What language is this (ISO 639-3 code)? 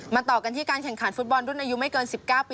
tha